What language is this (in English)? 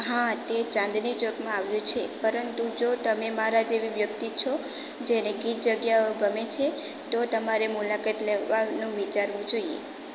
Gujarati